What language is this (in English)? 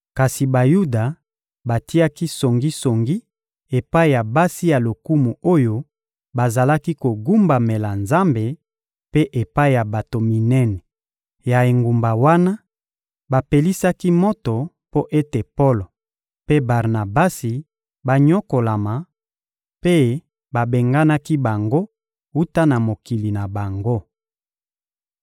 Lingala